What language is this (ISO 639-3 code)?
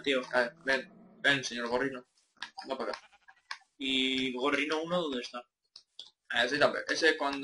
spa